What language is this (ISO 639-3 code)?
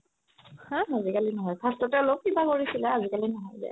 asm